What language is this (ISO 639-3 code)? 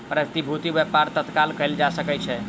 mai